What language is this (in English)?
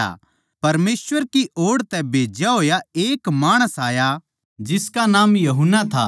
Haryanvi